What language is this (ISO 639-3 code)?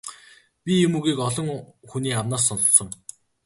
mon